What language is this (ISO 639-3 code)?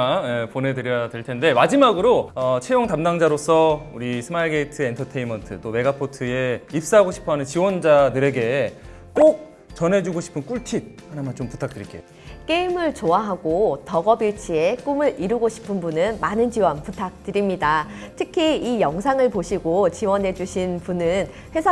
kor